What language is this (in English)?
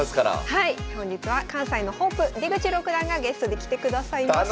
Japanese